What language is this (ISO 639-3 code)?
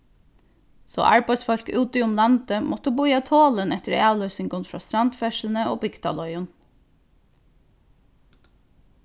fao